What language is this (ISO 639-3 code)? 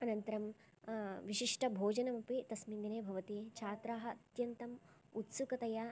san